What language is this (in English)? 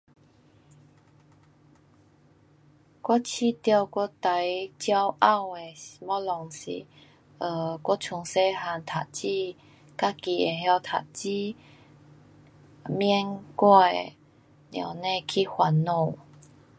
Pu-Xian Chinese